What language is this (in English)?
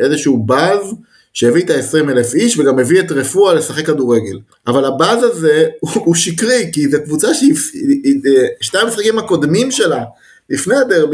Hebrew